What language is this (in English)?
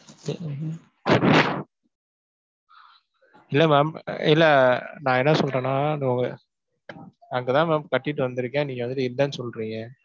Tamil